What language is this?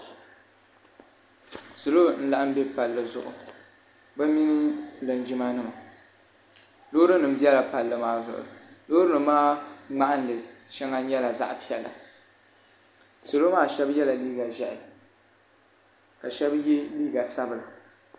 Dagbani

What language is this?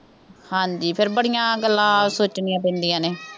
Punjabi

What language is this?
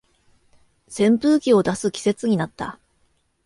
Japanese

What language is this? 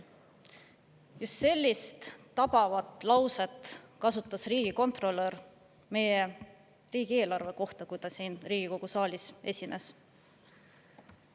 Estonian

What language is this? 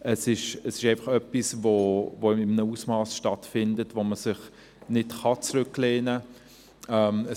Swiss German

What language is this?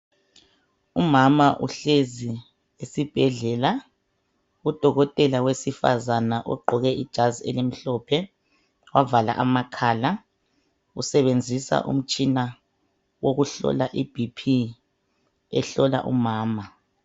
North Ndebele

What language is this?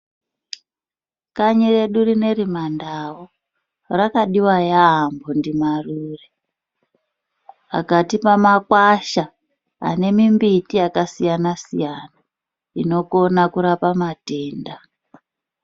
Ndau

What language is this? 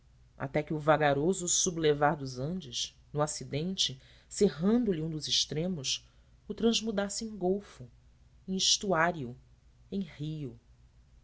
Portuguese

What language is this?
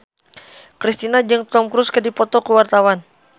Sundanese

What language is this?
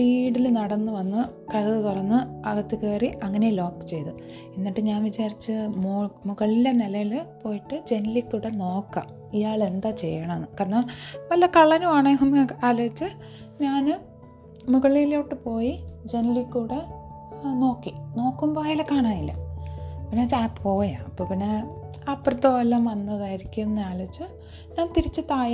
Malayalam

